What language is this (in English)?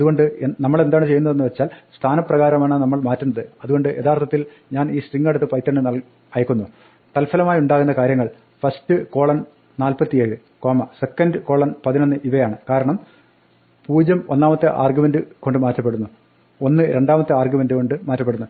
Malayalam